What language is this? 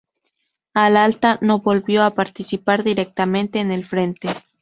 Spanish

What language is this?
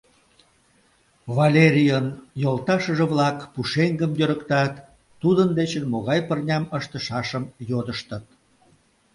Mari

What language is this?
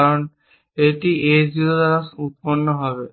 Bangla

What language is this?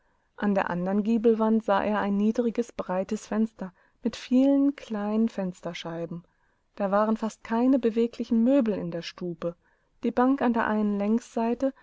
German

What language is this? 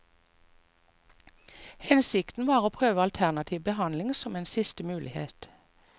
Norwegian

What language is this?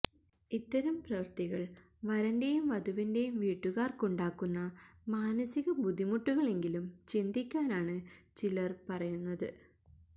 Malayalam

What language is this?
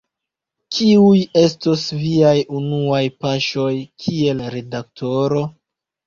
Esperanto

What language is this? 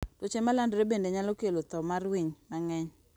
Luo (Kenya and Tanzania)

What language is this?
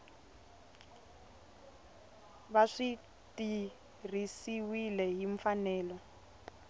Tsonga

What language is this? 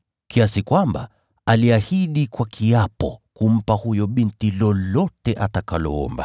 Swahili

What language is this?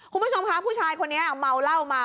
Thai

